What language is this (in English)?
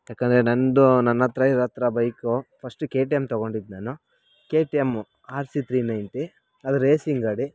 Kannada